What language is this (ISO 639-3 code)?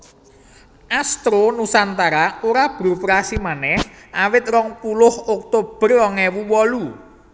jav